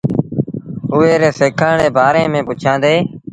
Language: Sindhi Bhil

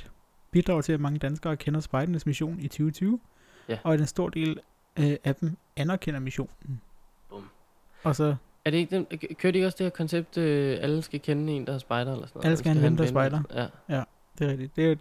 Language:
Danish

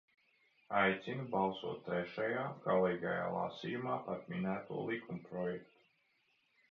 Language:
Latvian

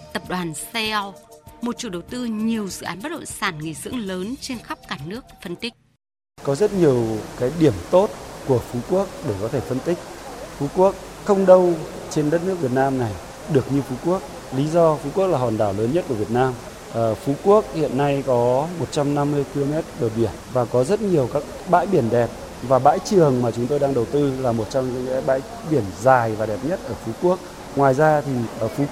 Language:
Vietnamese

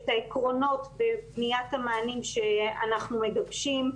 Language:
Hebrew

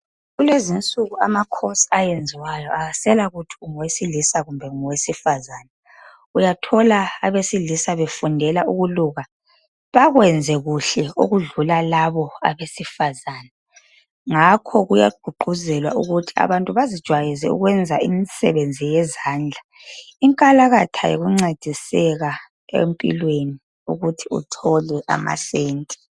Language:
North Ndebele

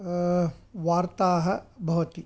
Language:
Sanskrit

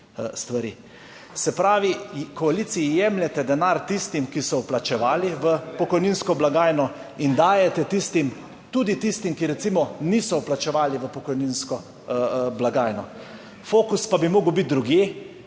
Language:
Slovenian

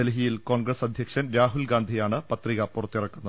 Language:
Malayalam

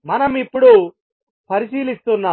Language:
Telugu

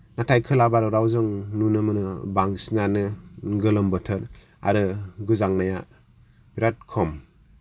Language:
Bodo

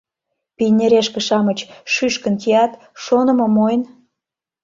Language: Mari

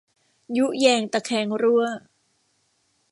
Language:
Thai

